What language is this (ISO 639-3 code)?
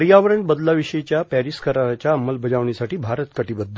mar